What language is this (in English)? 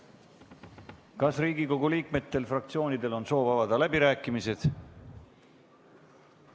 Estonian